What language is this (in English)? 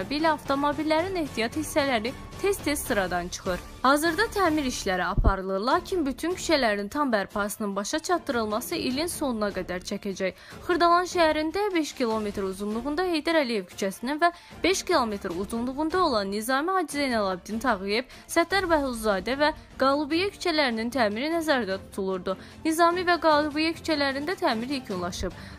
Turkish